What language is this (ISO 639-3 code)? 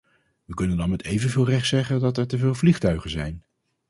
nld